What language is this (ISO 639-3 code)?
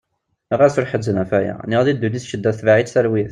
kab